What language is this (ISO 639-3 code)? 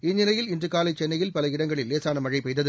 tam